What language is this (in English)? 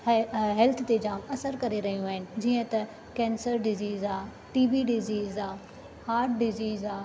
Sindhi